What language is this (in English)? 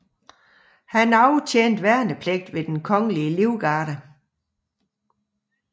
Danish